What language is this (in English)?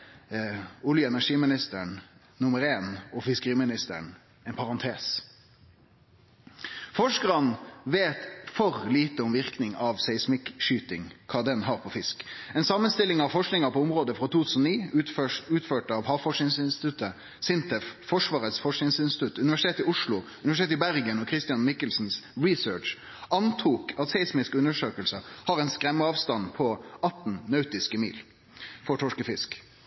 Norwegian Nynorsk